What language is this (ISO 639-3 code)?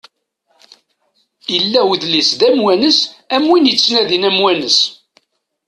kab